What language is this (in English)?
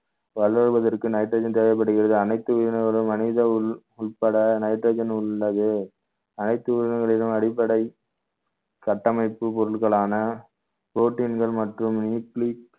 Tamil